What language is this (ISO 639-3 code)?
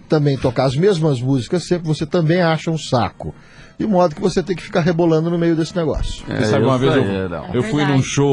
por